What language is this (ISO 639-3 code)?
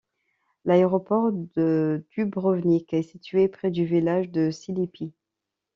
fra